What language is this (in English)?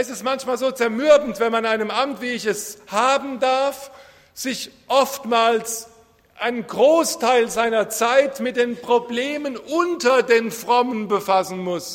German